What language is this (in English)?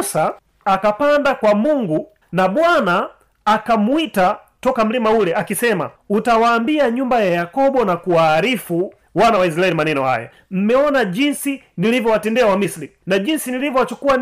Swahili